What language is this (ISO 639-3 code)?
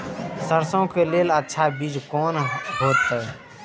mai